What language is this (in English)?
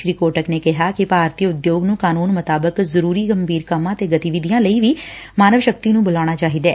Punjabi